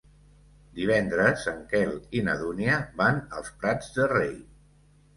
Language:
Catalan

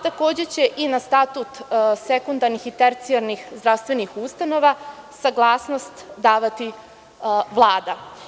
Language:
Serbian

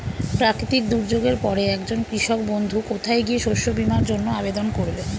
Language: Bangla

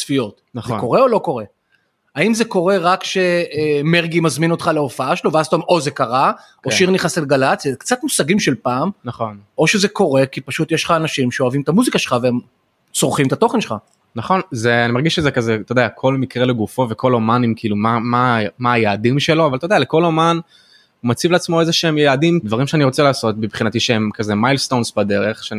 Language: Hebrew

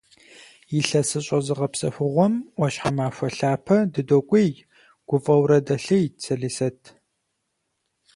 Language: Kabardian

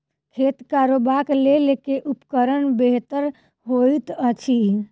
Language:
Maithili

